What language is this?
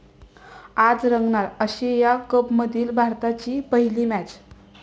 Marathi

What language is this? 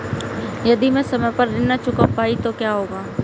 Hindi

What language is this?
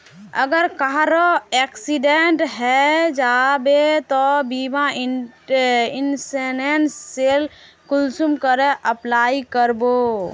Magahi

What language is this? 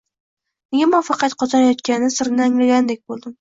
Uzbek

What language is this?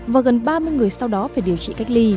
Vietnamese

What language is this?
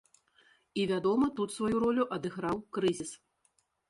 Belarusian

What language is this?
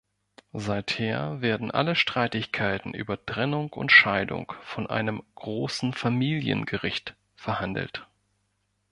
German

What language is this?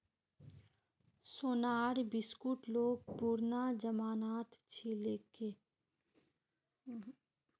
Magahi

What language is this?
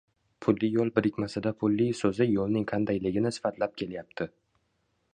Uzbek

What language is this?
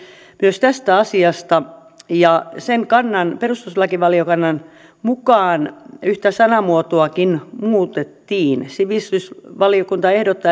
Finnish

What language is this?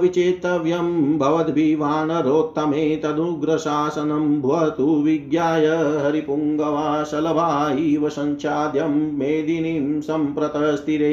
Hindi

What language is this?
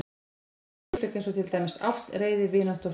Icelandic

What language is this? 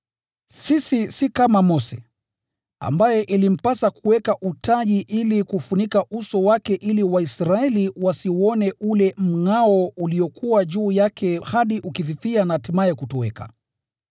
Swahili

